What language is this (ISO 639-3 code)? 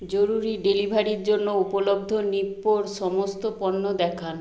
ben